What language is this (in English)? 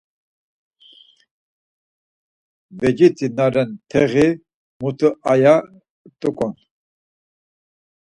Laz